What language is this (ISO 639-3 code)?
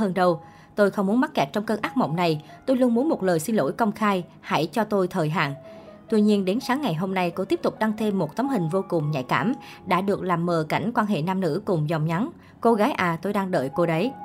vie